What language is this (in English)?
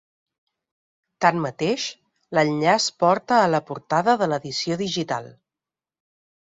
Catalan